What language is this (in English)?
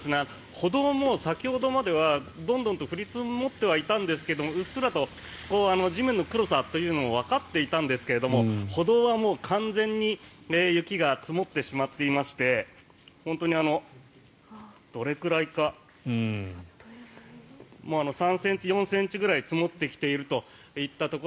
Japanese